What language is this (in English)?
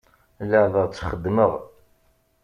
Kabyle